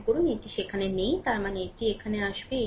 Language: Bangla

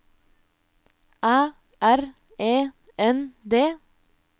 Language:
Norwegian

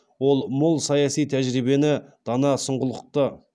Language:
Kazakh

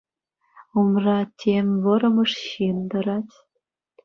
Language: Chuvash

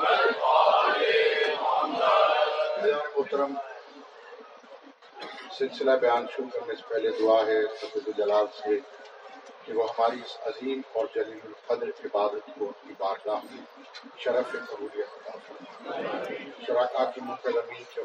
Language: Urdu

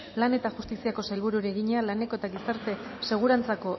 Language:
Basque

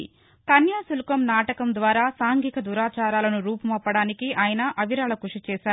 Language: Telugu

